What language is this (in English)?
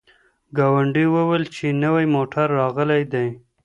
Pashto